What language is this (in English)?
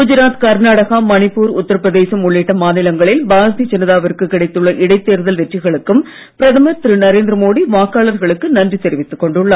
Tamil